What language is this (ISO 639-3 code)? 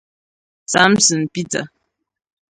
ibo